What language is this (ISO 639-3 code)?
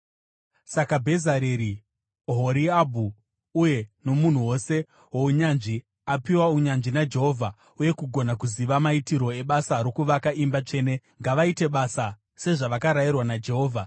sna